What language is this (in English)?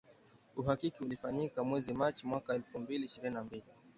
Swahili